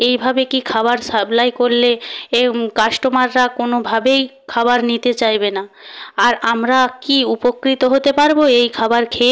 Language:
Bangla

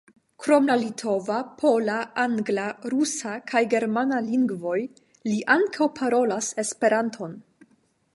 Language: Esperanto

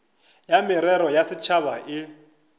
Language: Northern Sotho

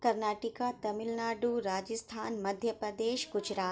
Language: Urdu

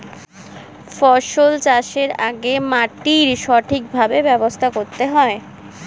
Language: Bangla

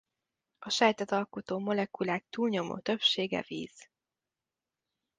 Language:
Hungarian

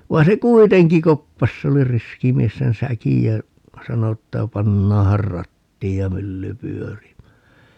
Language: Finnish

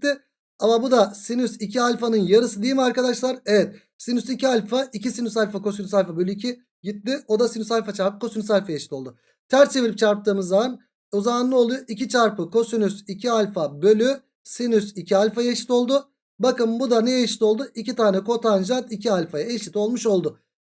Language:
Turkish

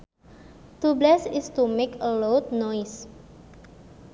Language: Sundanese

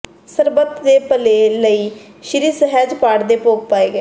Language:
Punjabi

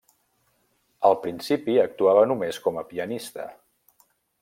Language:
Catalan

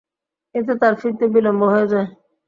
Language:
Bangla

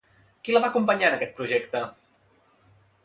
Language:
Catalan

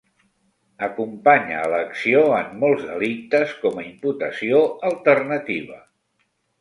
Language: Catalan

